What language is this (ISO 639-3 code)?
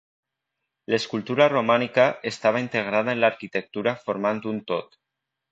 cat